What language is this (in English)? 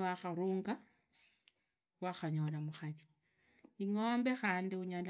Idakho-Isukha-Tiriki